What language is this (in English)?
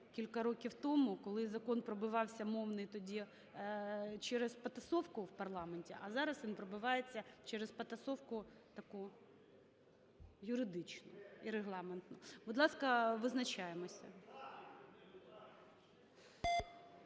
Ukrainian